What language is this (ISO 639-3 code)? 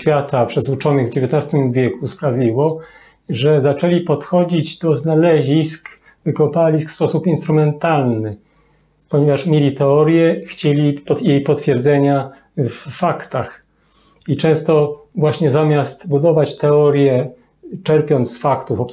pol